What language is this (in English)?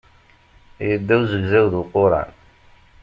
Kabyle